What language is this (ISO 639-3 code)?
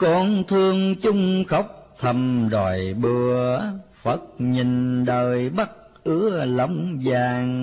vie